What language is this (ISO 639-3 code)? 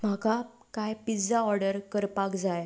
kok